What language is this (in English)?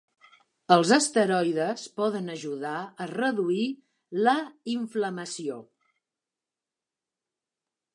Catalan